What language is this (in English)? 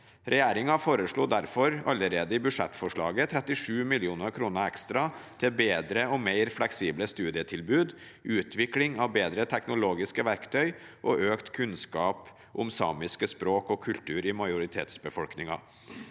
Norwegian